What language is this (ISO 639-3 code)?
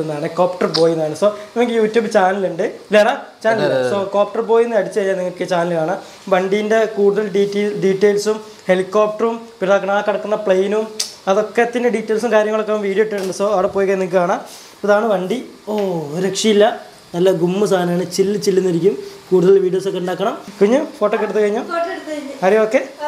mal